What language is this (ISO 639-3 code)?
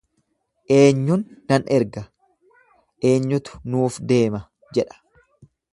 orm